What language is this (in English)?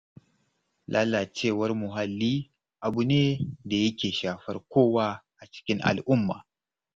Hausa